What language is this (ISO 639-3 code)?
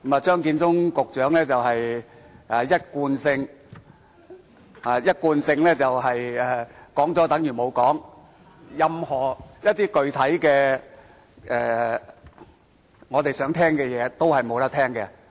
yue